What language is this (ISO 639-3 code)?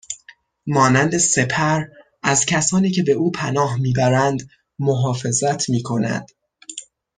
fas